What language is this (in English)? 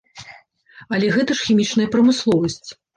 Belarusian